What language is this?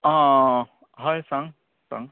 Konkani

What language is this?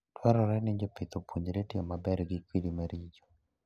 Luo (Kenya and Tanzania)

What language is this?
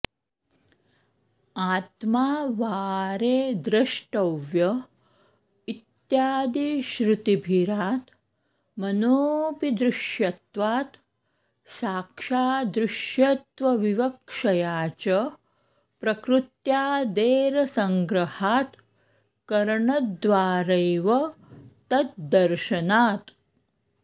Sanskrit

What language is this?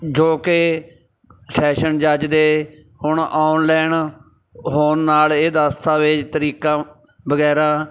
Punjabi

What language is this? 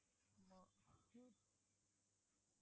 Tamil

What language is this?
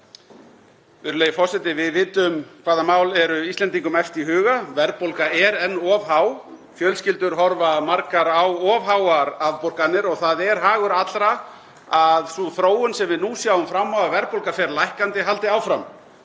Icelandic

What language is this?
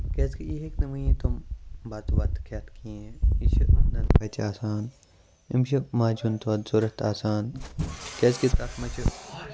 Kashmiri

